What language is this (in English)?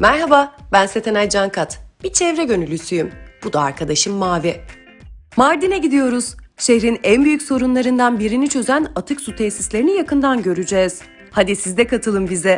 Turkish